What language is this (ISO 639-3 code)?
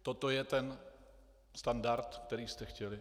ces